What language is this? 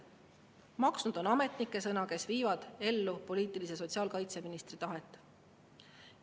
Estonian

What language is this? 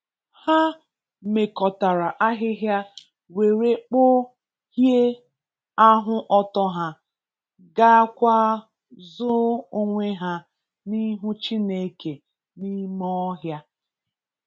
Igbo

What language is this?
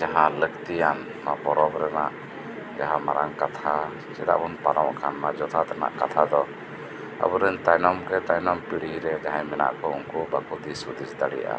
Santali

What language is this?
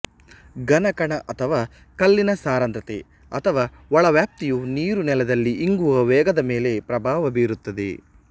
Kannada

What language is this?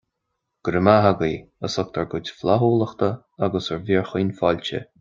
Irish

